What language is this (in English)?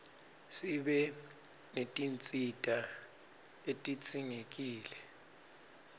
Swati